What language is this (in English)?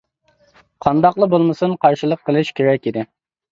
Uyghur